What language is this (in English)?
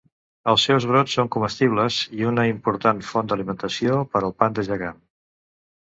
Catalan